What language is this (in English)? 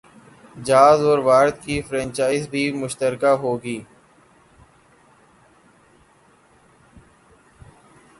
Urdu